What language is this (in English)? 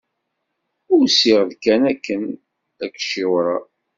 Kabyle